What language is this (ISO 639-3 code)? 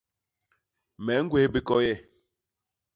bas